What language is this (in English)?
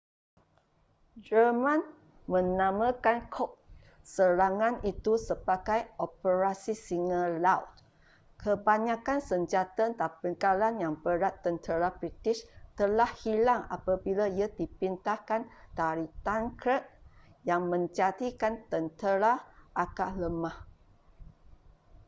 Malay